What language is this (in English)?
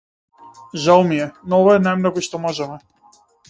Macedonian